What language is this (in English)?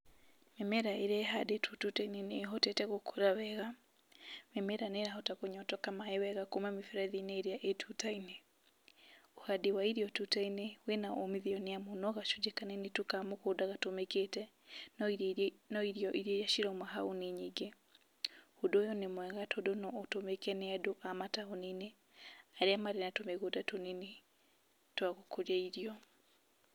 Kikuyu